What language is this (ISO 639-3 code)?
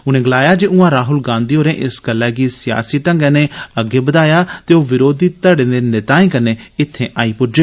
doi